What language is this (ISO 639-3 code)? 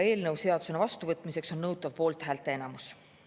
est